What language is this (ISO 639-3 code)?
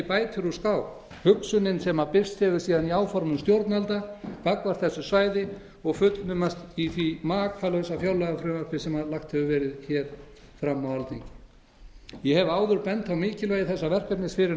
isl